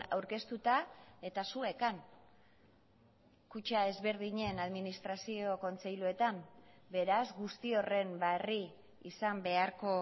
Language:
Basque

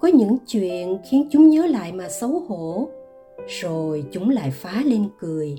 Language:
Vietnamese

